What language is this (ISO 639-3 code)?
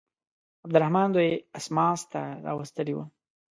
pus